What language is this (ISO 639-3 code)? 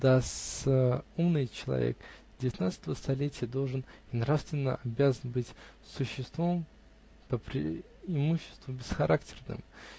rus